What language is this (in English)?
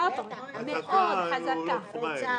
Hebrew